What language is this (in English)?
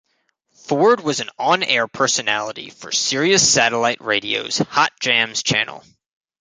English